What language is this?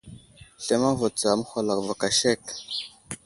Wuzlam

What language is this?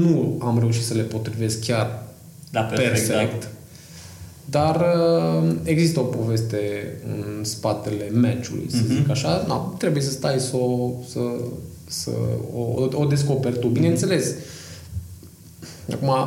Romanian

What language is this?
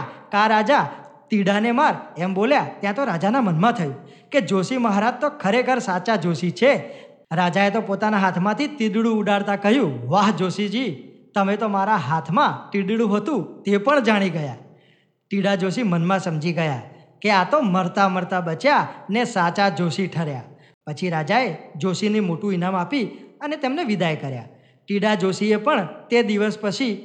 Gujarati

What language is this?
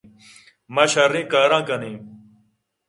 Eastern Balochi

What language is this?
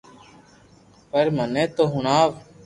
Loarki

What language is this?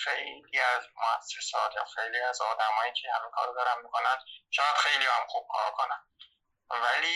Persian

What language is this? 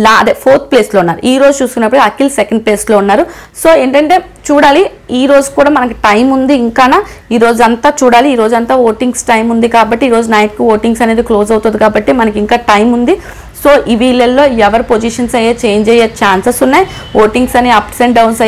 Hindi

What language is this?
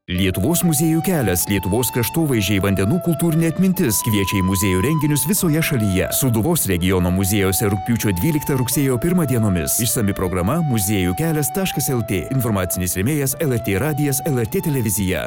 Lithuanian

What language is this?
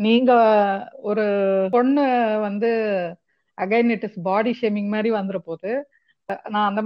Tamil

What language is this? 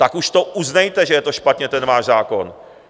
Czech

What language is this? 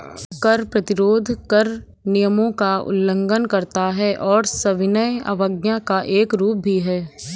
Hindi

